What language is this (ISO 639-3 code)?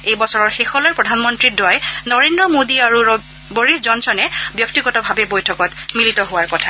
asm